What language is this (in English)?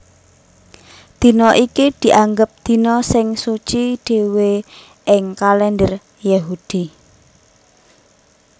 Javanese